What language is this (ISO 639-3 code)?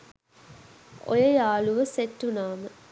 sin